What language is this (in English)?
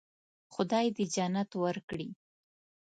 Pashto